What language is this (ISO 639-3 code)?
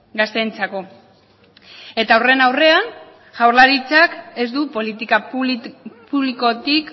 eus